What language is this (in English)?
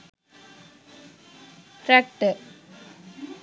Sinhala